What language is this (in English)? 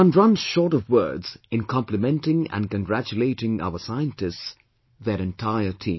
English